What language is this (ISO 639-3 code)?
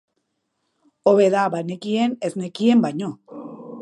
eus